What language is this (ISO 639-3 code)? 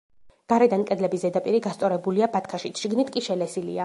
kat